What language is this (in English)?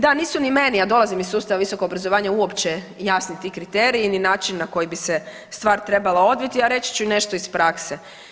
Croatian